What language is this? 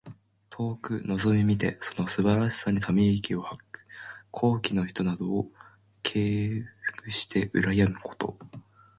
Japanese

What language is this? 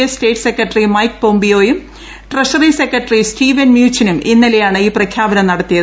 Malayalam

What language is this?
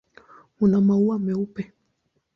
Swahili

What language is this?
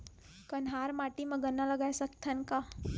Chhattisgarhi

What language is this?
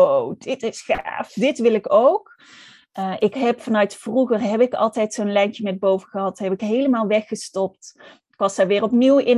Dutch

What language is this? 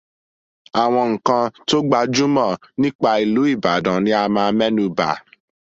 Yoruba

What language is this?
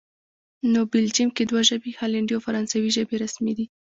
Pashto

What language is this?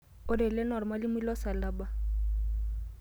Masai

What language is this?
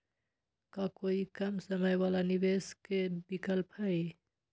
Magahi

